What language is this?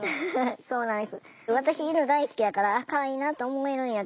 Japanese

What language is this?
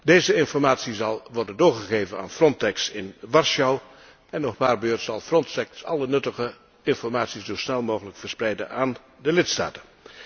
Dutch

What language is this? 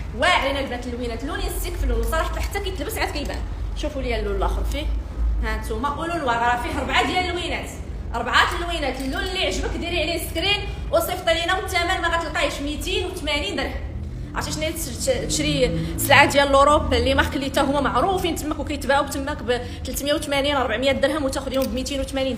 Arabic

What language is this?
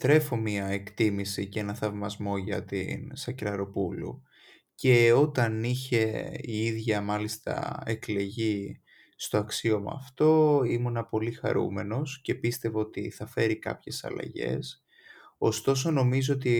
Greek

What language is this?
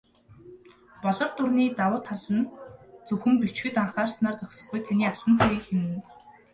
Mongolian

